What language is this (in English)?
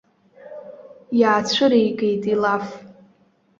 Abkhazian